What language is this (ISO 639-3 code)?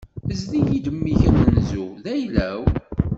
kab